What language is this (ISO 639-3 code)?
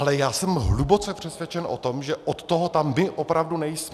ces